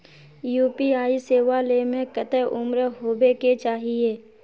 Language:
Magahi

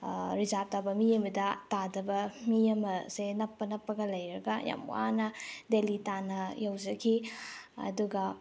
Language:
Manipuri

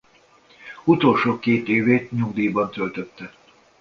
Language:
Hungarian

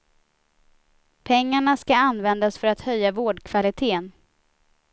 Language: Swedish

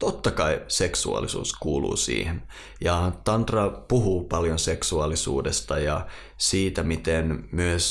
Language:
Finnish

